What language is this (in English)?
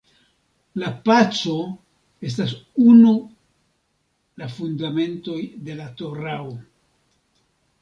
Esperanto